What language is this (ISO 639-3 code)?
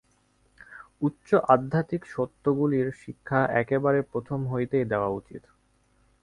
ben